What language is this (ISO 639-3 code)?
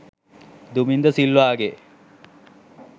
sin